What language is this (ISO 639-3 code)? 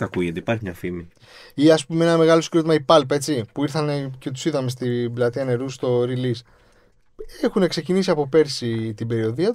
ell